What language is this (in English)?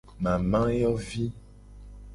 Gen